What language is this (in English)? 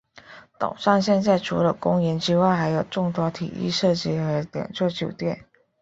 Chinese